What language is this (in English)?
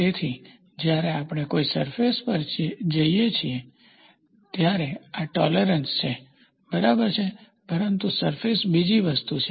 Gujarati